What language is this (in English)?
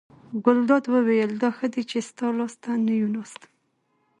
Pashto